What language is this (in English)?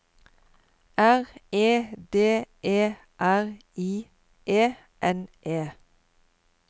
Norwegian